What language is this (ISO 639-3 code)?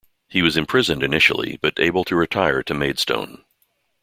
eng